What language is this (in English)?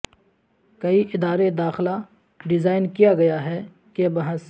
Urdu